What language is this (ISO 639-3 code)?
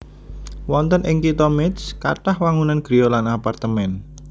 jav